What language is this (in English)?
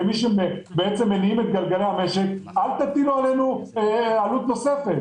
Hebrew